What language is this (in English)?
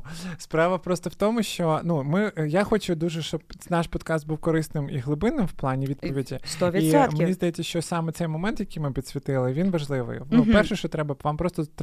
Ukrainian